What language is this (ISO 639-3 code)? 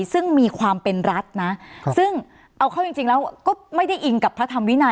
tha